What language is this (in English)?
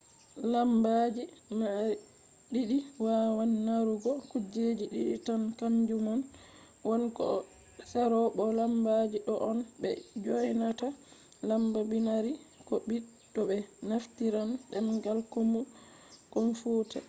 Fula